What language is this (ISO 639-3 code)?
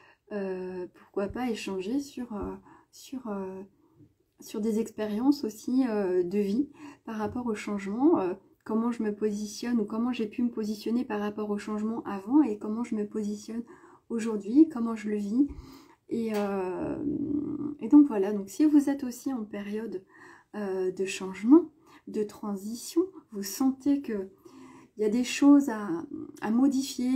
fra